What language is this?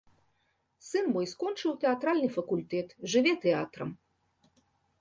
Belarusian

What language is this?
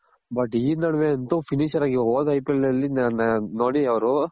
Kannada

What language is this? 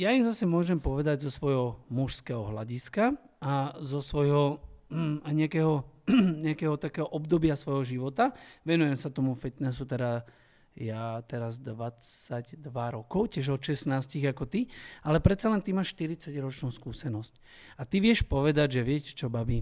Slovak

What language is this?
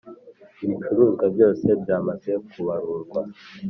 Kinyarwanda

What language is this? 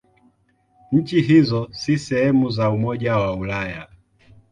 Swahili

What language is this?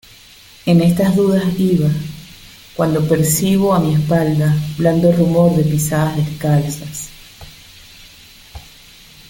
Spanish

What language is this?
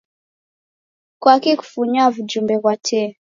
Taita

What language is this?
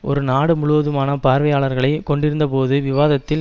Tamil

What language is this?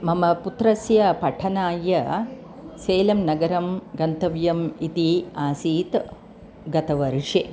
Sanskrit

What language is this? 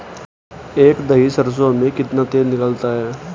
Hindi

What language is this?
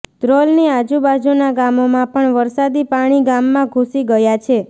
Gujarati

